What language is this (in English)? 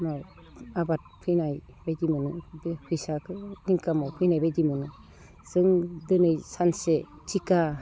Bodo